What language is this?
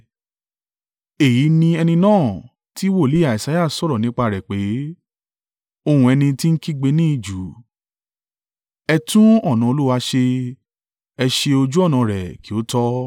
Yoruba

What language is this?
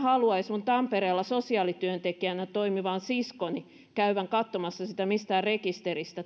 Finnish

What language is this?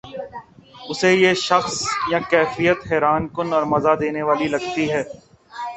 Urdu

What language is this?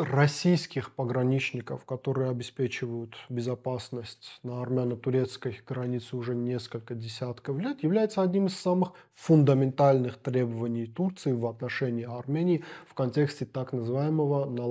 Russian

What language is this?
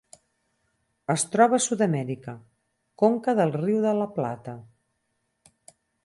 Catalan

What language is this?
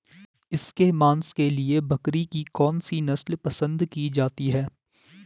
Hindi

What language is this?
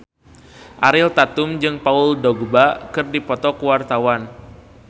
Sundanese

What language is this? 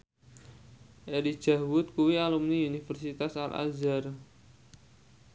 Javanese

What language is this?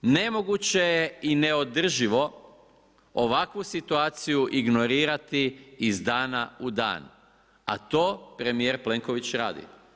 Croatian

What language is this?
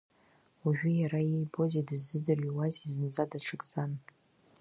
Abkhazian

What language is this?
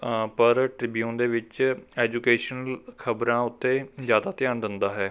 Punjabi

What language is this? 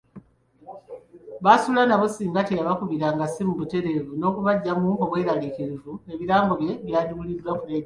Ganda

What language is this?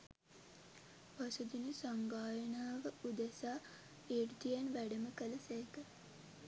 Sinhala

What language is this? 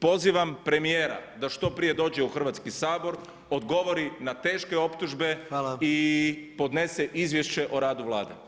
Croatian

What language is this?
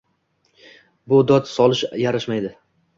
Uzbek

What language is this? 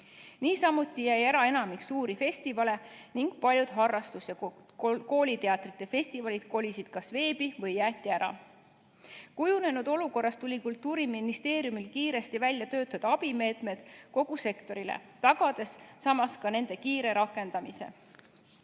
Estonian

